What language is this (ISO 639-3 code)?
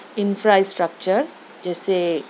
urd